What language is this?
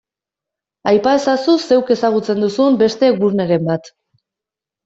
Basque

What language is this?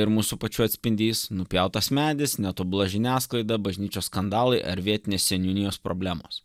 Lithuanian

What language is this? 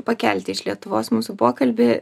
Lithuanian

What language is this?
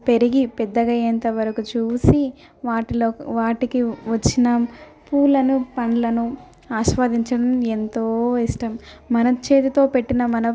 Telugu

